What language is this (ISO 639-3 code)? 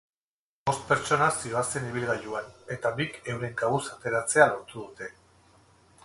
eus